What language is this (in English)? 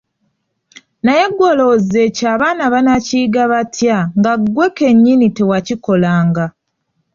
Ganda